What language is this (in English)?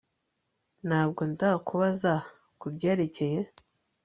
Kinyarwanda